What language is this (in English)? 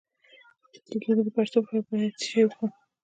Pashto